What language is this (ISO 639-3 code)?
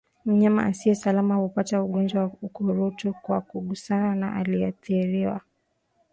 swa